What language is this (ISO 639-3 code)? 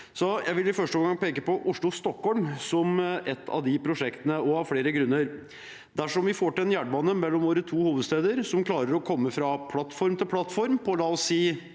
nor